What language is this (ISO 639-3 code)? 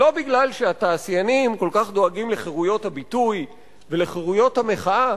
heb